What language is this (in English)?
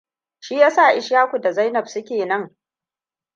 Hausa